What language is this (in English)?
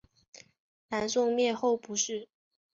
Chinese